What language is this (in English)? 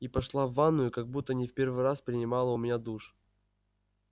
Russian